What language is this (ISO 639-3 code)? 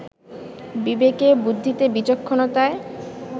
ben